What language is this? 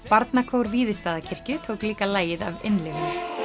Icelandic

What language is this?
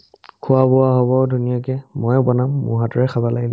Assamese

